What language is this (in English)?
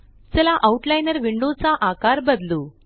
Marathi